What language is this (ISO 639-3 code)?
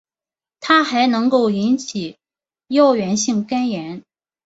zho